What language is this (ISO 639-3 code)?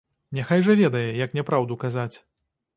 bel